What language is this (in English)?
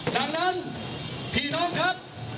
Thai